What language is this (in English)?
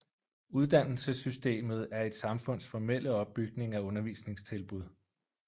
Danish